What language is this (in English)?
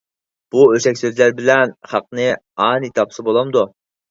Uyghur